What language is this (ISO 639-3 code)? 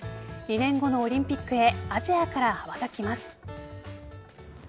jpn